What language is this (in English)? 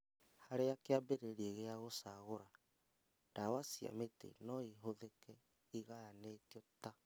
Kikuyu